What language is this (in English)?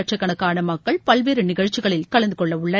Tamil